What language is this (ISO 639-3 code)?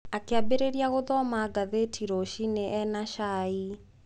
kik